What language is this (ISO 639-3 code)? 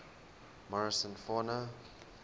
eng